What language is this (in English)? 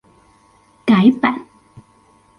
Chinese